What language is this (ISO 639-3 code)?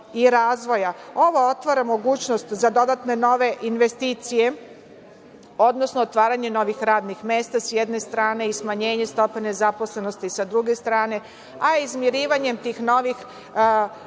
srp